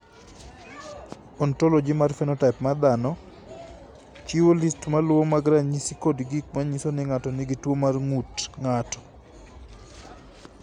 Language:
Luo (Kenya and Tanzania)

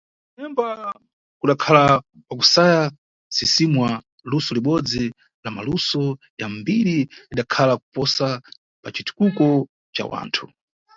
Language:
Nyungwe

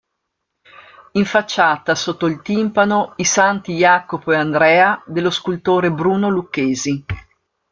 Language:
Italian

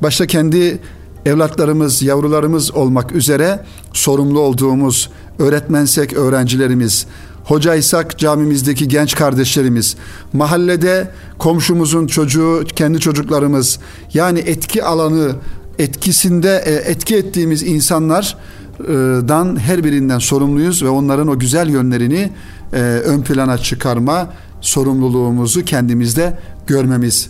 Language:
Turkish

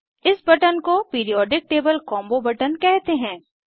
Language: Hindi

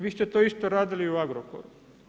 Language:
Croatian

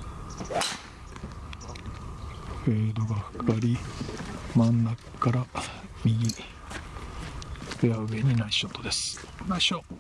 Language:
Japanese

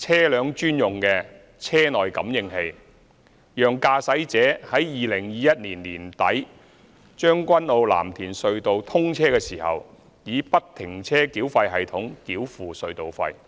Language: Cantonese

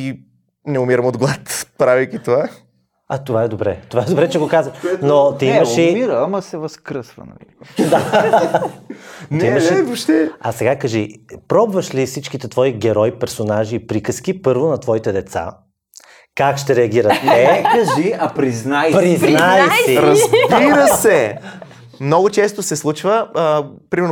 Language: Bulgarian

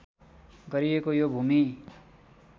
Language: Nepali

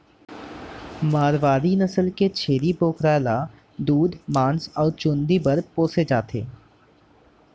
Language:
Chhattisgarhi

